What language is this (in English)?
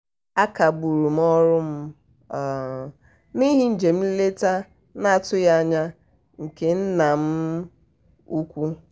Igbo